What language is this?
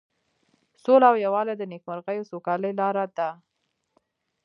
Pashto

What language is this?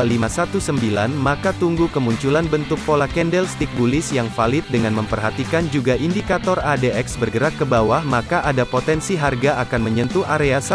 Indonesian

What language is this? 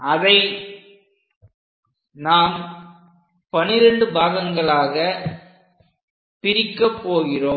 Tamil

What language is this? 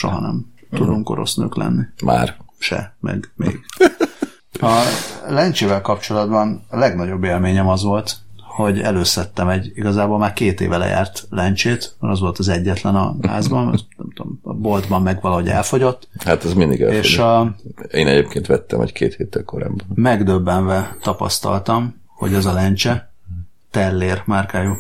Hungarian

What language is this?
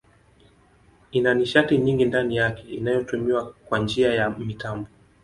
Swahili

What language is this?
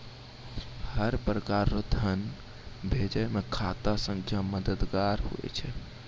Maithili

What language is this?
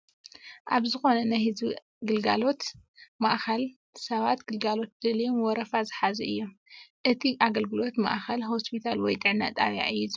Tigrinya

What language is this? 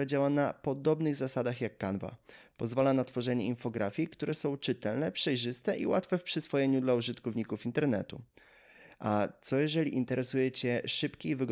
Polish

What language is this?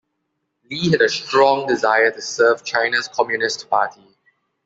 English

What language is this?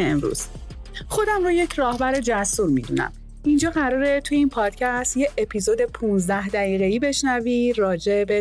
Persian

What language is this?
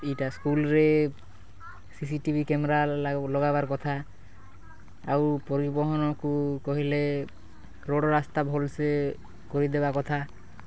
Odia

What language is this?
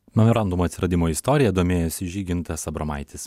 Lithuanian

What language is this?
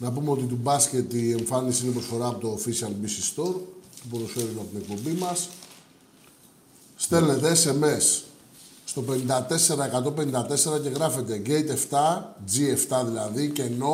Greek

